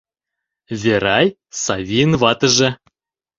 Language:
Mari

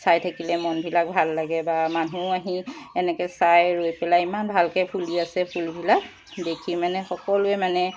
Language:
Assamese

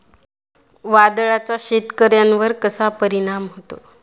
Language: Marathi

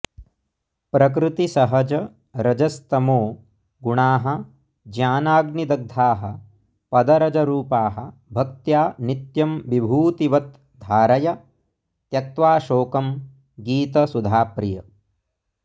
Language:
Sanskrit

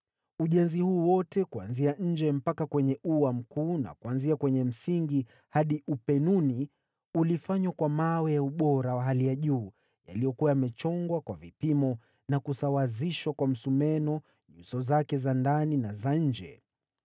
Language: Swahili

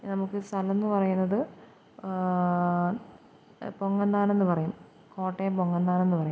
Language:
Malayalam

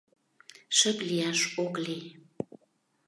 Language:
Mari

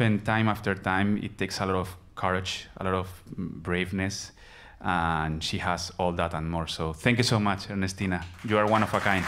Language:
English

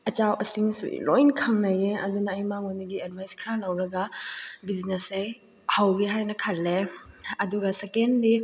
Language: Manipuri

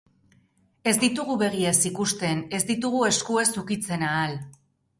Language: Basque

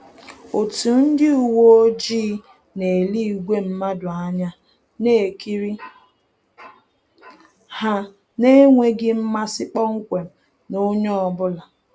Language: Igbo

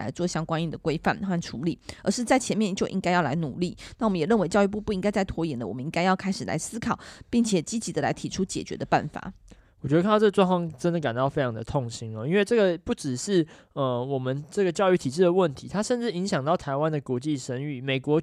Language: Chinese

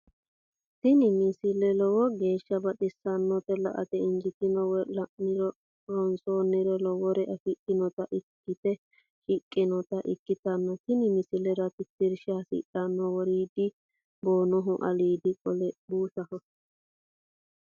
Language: Sidamo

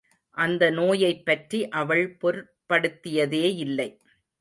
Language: Tamil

